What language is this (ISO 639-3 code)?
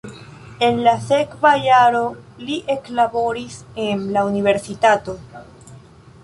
epo